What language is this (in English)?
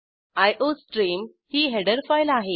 Marathi